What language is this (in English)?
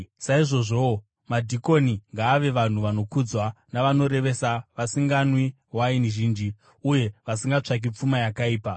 Shona